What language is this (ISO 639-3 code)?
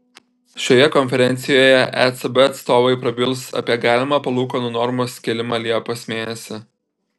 lit